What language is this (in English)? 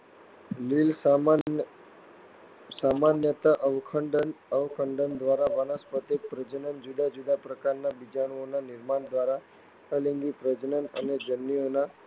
Gujarati